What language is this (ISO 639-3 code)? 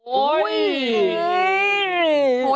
tha